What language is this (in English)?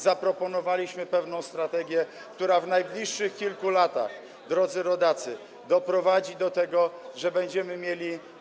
Polish